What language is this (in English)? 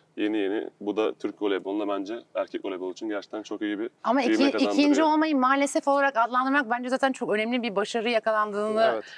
Turkish